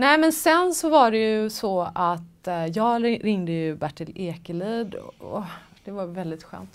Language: Swedish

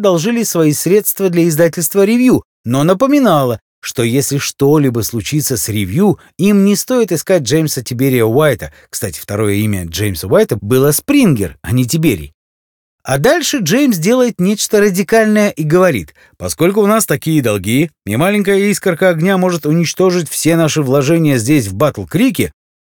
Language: Russian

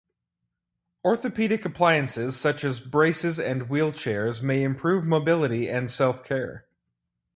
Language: English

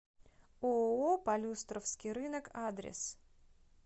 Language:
Russian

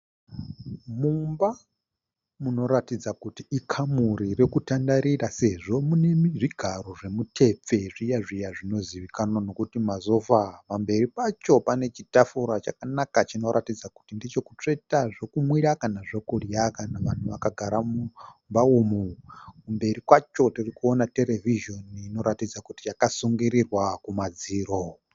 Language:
Shona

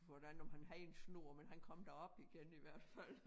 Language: Danish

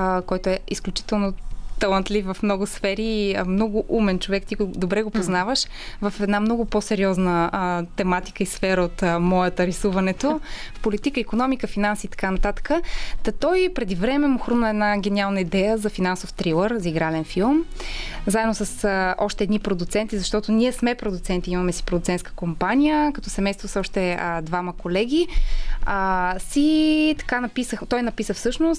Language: Bulgarian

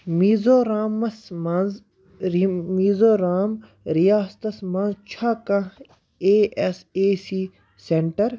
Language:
Kashmiri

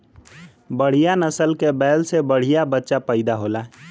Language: Bhojpuri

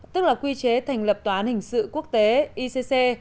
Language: Vietnamese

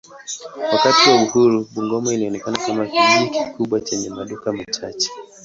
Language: Swahili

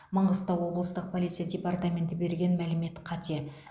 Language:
Kazakh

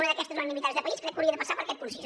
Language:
Catalan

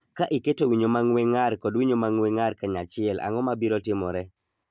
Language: Luo (Kenya and Tanzania)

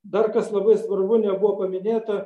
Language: Lithuanian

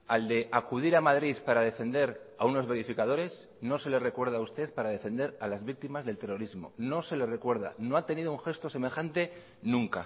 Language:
Spanish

